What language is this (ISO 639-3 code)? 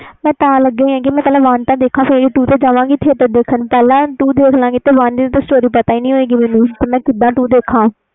pan